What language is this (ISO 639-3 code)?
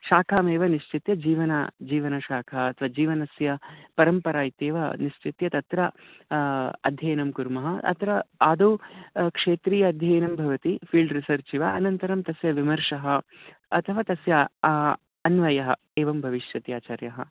san